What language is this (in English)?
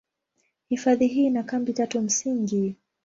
Swahili